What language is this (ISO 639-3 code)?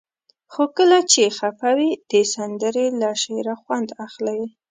pus